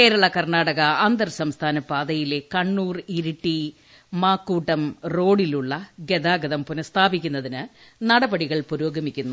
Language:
Malayalam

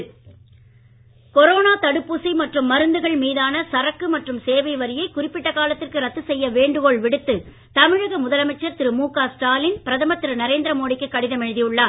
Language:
Tamil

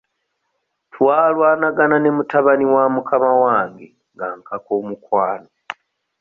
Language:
Ganda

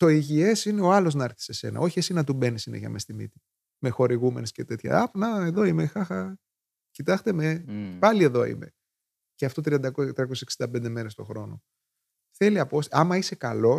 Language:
Greek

